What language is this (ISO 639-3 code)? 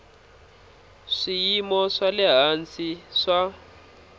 tso